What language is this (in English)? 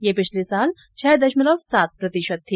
Hindi